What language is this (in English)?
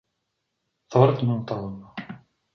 Czech